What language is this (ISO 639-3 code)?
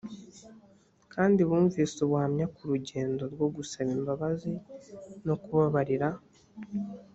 kin